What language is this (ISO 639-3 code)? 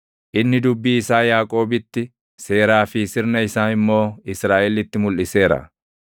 orm